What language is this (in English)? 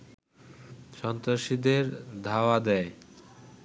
Bangla